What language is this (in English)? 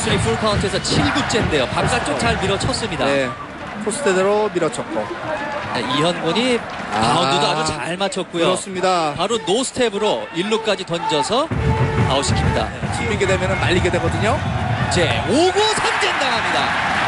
Korean